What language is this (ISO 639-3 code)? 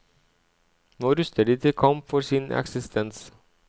nor